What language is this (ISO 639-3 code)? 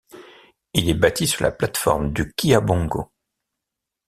fra